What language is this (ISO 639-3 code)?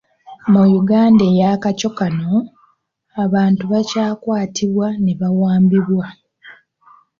lug